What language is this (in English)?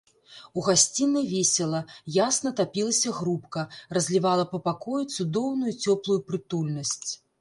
Belarusian